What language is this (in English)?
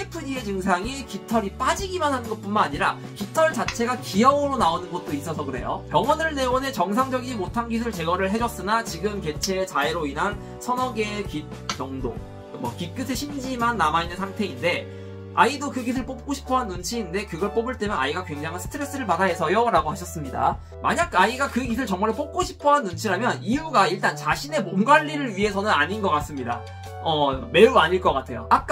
Korean